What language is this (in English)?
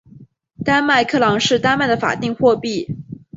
Chinese